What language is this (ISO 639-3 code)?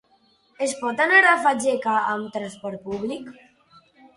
cat